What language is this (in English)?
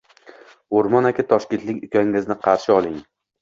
Uzbek